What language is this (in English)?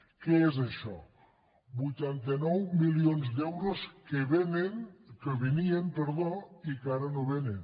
Catalan